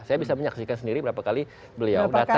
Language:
Indonesian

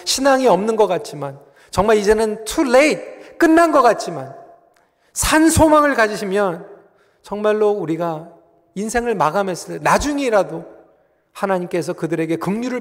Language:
Korean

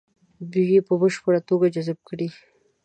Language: Pashto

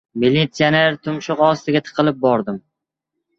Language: Uzbek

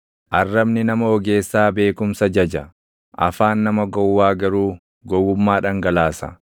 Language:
Oromo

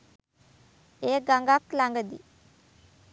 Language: Sinhala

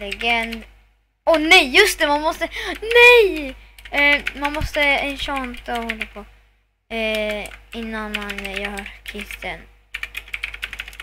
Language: Swedish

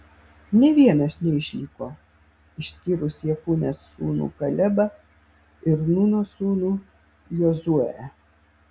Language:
Lithuanian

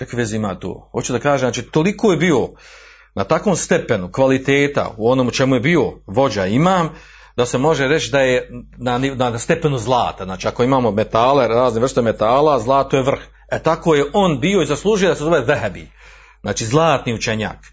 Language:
Croatian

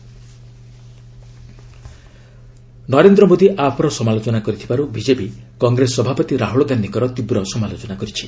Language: Odia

